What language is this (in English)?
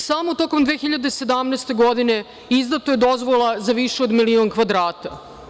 Serbian